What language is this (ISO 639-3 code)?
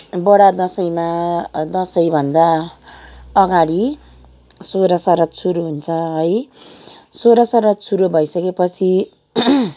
nep